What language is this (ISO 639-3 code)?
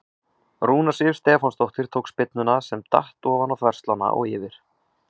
isl